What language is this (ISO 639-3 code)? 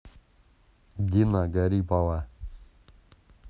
rus